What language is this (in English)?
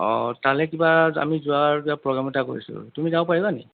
Assamese